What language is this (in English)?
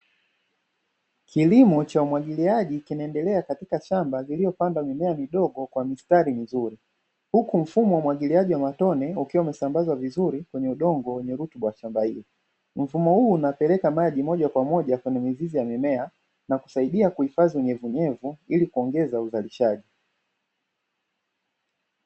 Swahili